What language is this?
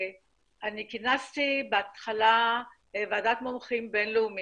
Hebrew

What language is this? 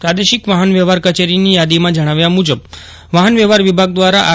Gujarati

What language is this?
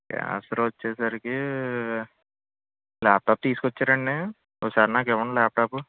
Telugu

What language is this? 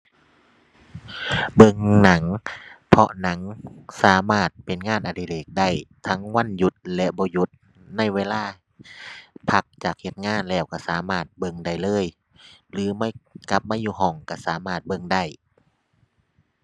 Thai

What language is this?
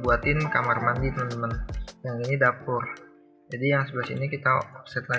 Indonesian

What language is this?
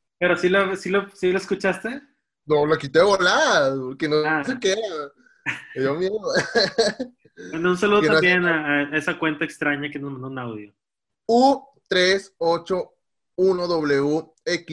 Spanish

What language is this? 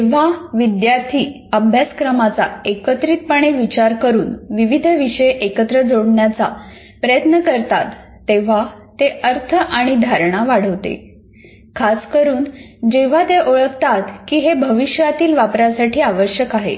Marathi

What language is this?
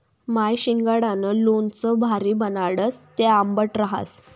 Marathi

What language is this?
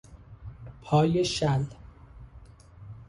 Persian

